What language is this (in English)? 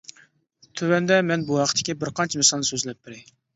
Uyghur